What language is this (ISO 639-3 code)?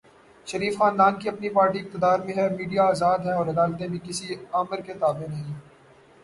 urd